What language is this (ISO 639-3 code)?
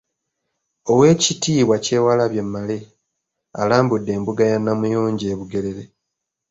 lug